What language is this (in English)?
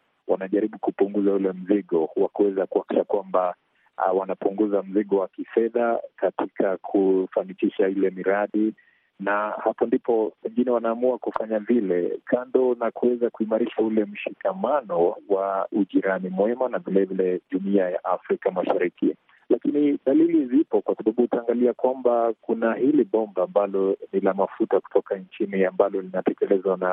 Swahili